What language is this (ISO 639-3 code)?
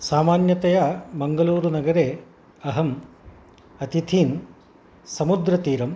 san